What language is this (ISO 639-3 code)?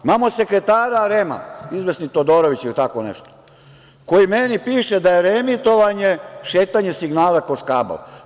srp